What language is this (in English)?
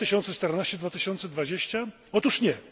Polish